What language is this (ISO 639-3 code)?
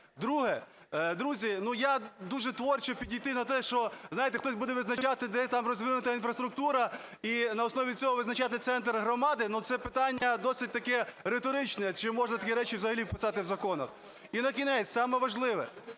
ukr